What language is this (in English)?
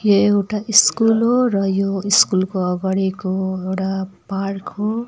Nepali